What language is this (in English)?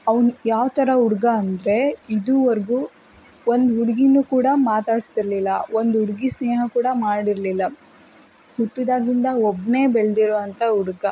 Kannada